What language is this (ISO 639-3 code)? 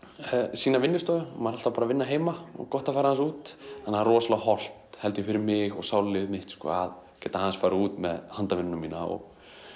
isl